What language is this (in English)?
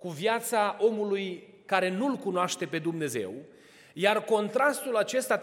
Romanian